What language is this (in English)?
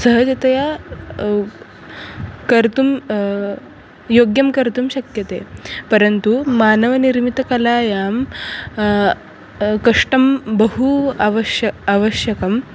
Sanskrit